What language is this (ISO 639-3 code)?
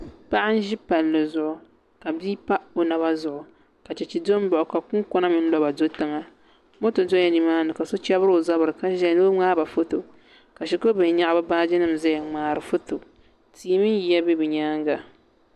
dag